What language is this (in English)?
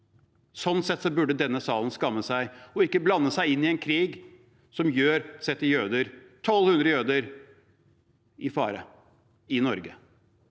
Norwegian